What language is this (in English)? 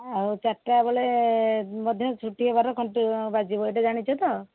Odia